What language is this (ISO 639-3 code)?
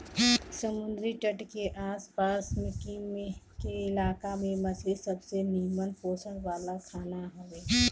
bho